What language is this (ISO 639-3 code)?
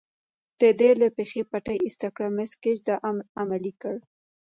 pus